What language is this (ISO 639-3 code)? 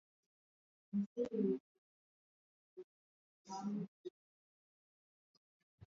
swa